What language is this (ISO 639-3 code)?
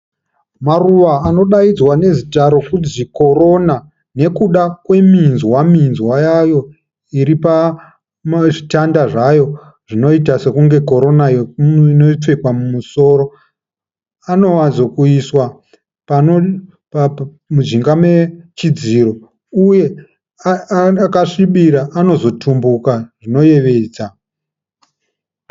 sna